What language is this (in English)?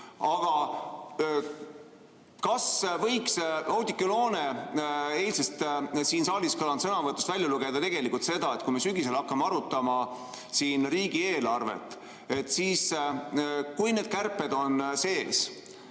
Estonian